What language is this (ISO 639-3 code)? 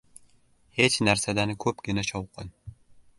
uzb